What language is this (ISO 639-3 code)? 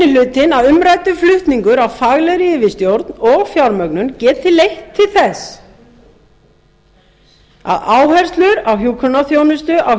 isl